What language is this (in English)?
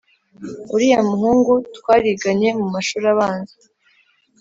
Kinyarwanda